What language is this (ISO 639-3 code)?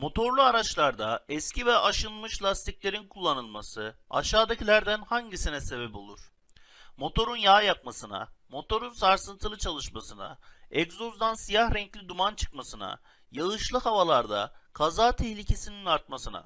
tur